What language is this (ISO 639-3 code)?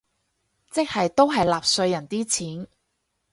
yue